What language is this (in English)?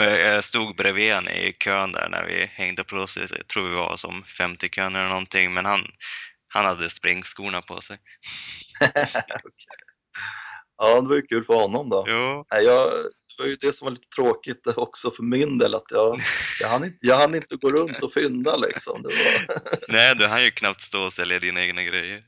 Swedish